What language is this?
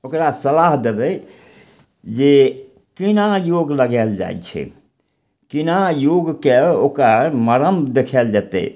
Maithili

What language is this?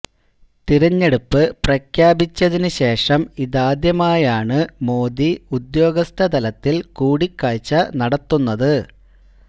Malayalam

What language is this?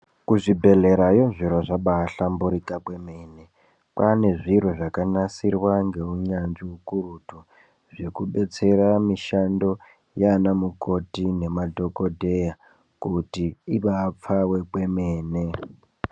Ndau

